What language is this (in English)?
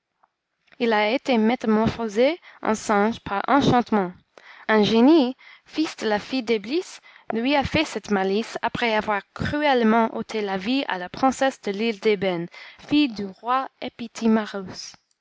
French